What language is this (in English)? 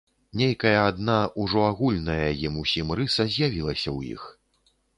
Belarusian